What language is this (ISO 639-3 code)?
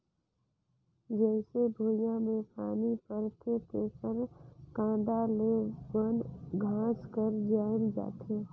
hne